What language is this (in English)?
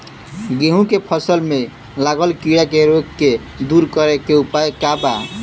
Bhojpuri